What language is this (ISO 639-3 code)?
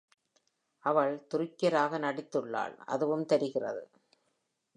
tam